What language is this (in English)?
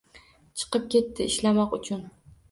Uzbek